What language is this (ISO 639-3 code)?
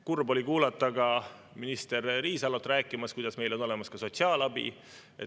est